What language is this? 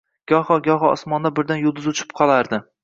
Uzbek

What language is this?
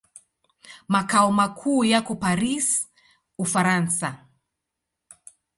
Swahili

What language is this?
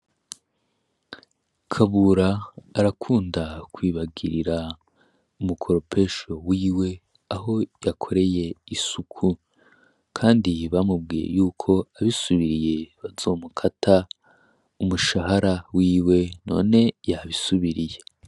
Rundi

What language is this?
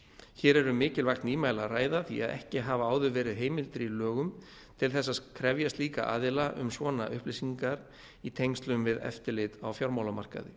Icelandic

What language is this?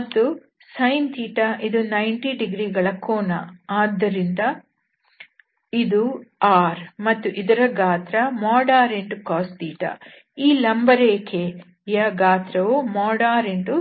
Kannada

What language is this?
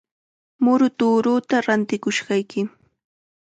Chiquián Ancash Quechua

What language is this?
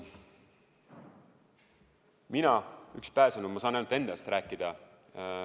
Estonian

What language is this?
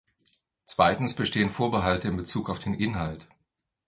German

